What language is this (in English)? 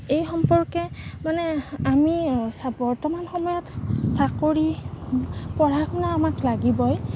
Assamese